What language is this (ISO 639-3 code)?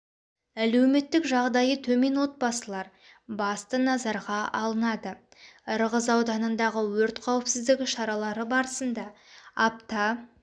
kaz